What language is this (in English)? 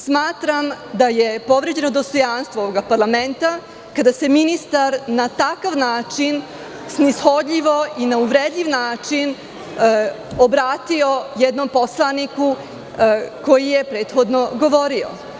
Serbian